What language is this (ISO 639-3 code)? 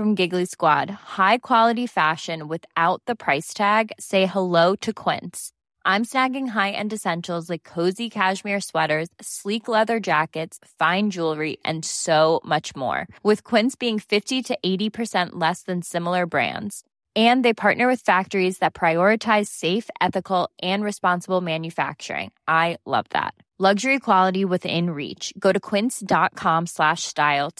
fil